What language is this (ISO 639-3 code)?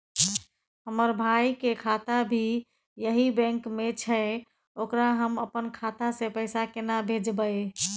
mai